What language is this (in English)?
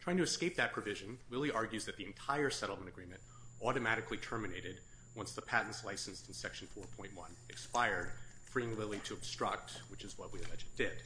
English